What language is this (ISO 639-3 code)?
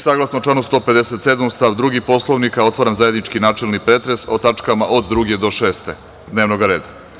srp